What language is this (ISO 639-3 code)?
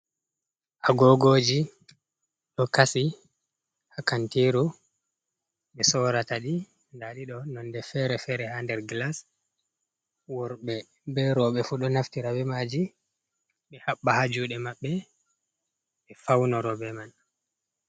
ful